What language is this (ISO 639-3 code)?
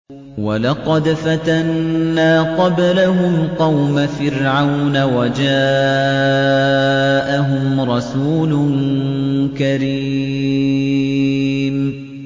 ara